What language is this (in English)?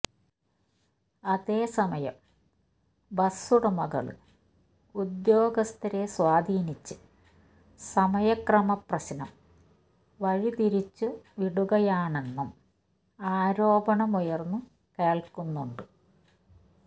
Malayalam